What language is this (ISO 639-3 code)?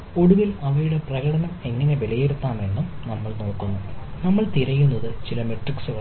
mal